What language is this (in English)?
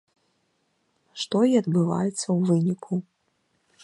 Belarusian